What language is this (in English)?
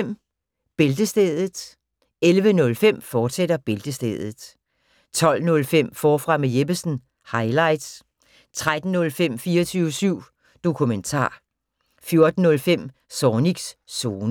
Danish